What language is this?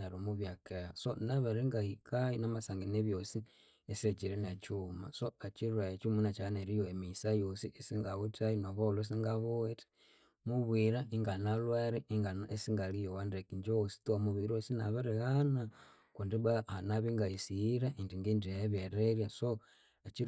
Konzo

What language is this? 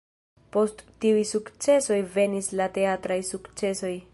Esperanto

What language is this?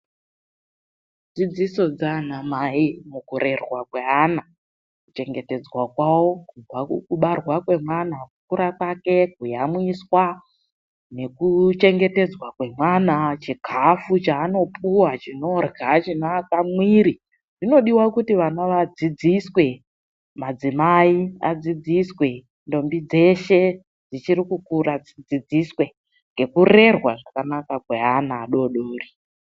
Ndau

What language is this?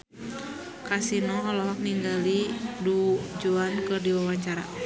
Sundanese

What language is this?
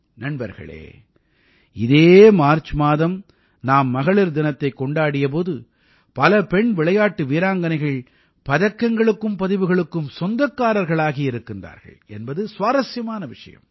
Tamil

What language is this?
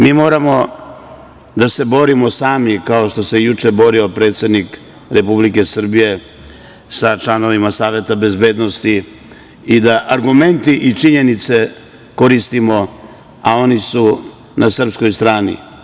Serbian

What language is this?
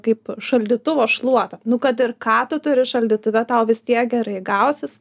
Lithuanian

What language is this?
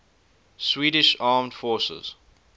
English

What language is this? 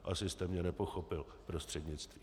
Czech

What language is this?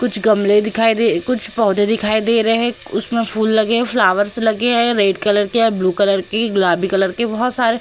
Hindi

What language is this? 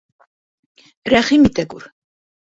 Bashkir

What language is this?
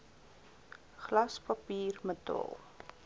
Afrikaans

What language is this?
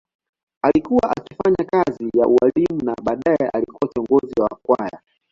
Swahili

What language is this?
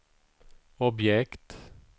Swedish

